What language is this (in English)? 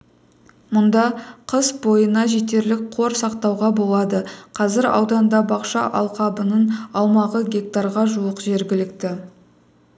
Kazakh